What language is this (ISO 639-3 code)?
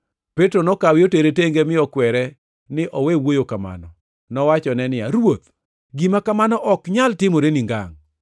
luo